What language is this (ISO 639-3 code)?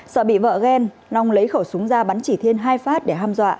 vie